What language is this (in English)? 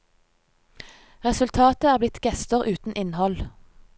Norwegian